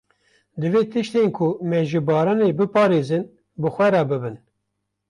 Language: Kurdish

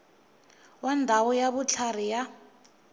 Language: Tsonga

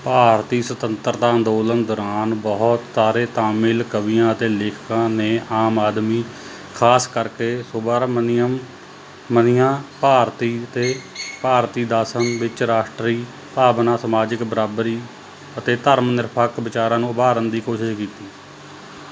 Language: Punjabi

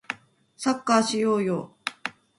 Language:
Japanese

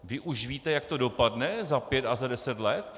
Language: Czech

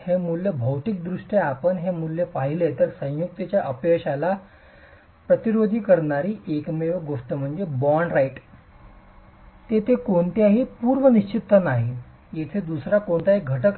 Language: Marathi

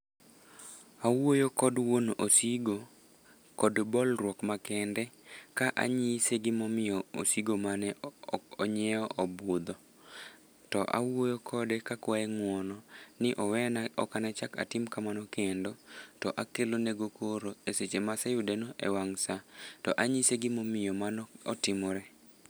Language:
Luo (Kenya and Tanzania)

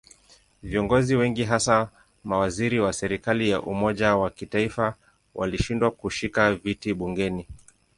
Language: Swahili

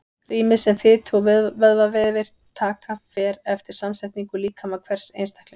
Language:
Icelandic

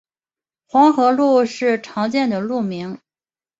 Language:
Chinese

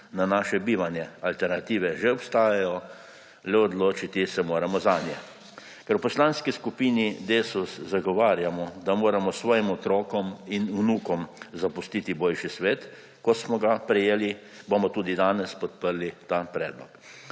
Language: Slovenian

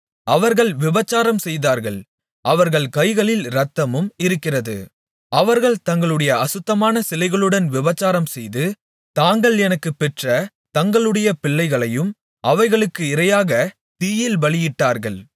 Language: Tamil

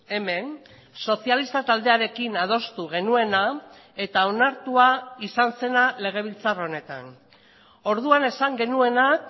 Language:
Basque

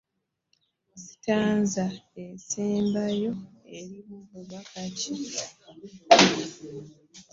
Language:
Ganda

